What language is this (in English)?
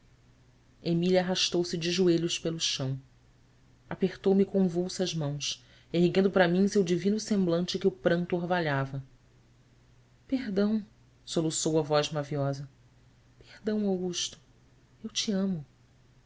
Portuguese